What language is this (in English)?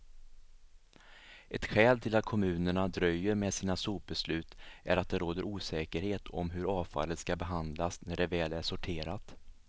Swedish